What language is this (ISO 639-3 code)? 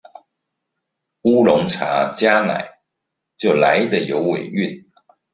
zho